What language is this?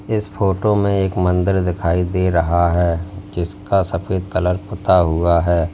Hindi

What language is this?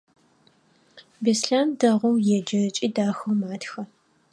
Adyghe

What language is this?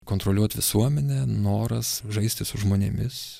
Lithuanian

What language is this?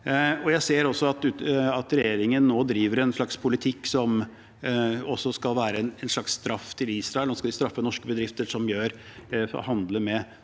Norwegian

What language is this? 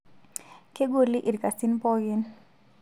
Masai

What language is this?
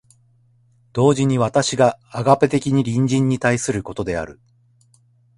Japanese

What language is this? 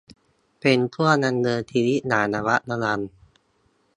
Thai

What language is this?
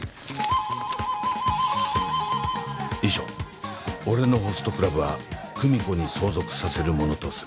Japanese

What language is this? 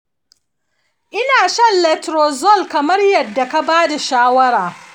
Hausa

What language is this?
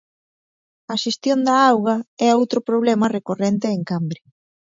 Galician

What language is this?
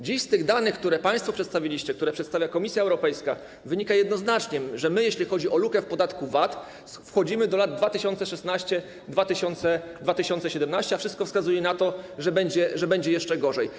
Polish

